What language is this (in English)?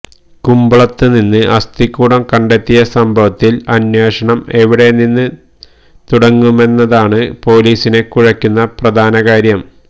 Malayalam